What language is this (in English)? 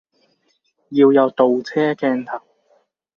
Cantonese